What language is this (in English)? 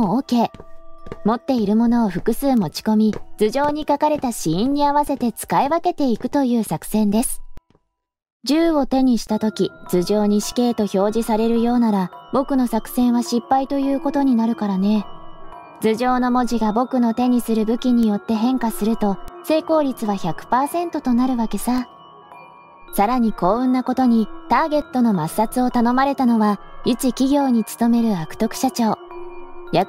Japanese